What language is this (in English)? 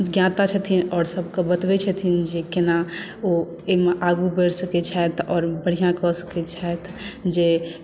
Maithili